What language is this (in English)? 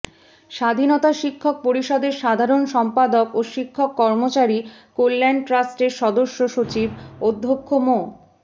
Bangla